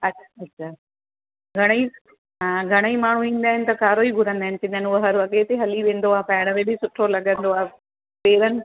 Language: Sindhi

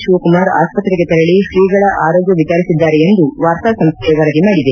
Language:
Kannada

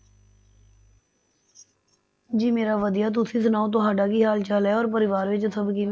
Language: Punjabi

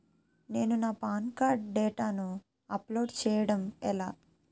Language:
Telugu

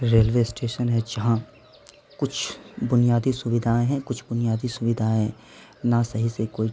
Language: Urdu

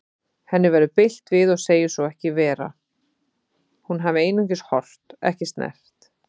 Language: Icelandic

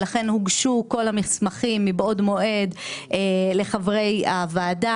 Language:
Hebrew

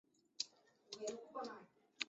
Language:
Chinese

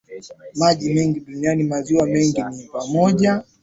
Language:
Swahili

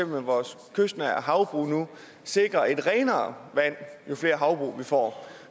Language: Danish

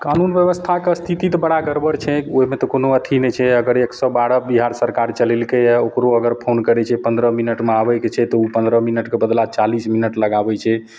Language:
Maithili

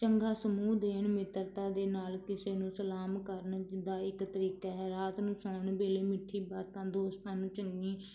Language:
Punjabi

